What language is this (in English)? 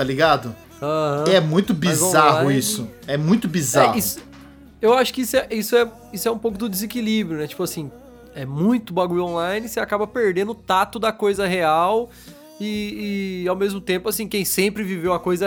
Portuguese